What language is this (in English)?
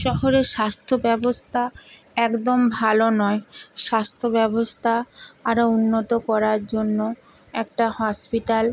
Bangla